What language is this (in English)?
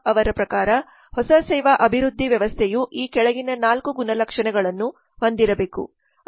Kannada